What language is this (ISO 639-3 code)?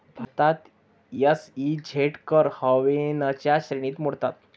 mar